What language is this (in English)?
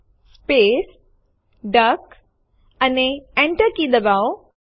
Gujarati